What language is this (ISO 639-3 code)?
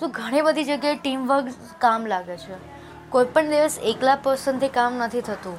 guj